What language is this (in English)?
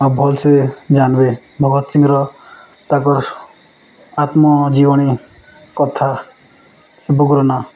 Odia